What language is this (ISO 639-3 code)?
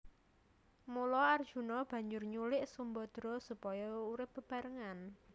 jav